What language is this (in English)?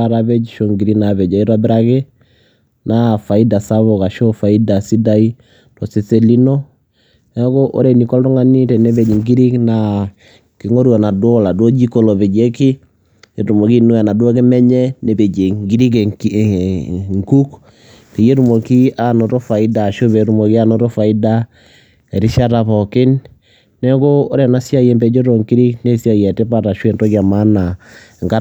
Masai